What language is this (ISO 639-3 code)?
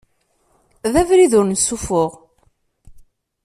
kab